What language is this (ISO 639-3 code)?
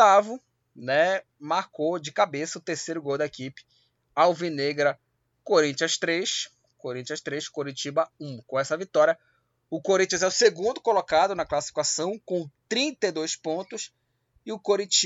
por